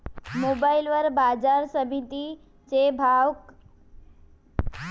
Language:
Marathi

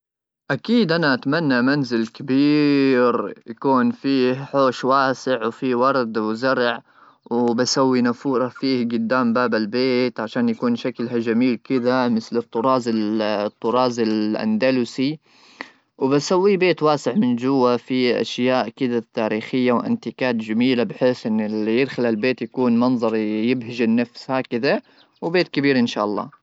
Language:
Gulf Arabic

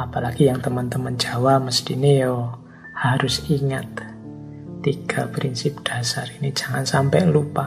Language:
Indonesian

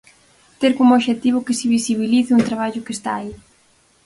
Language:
Galician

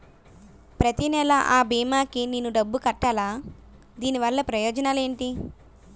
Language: Telugu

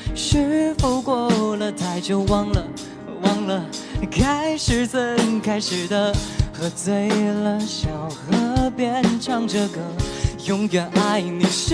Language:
Chinese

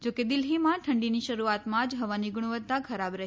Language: Gujarati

